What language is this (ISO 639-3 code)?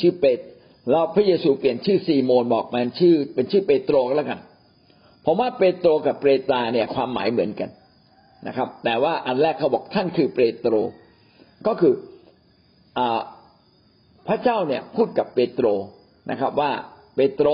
tha